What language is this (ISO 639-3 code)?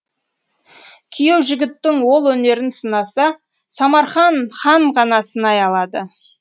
kaz